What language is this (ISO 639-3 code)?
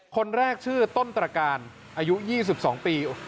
tha